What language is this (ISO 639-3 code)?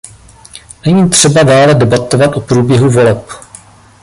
ces